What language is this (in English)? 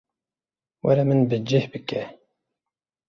Kurdish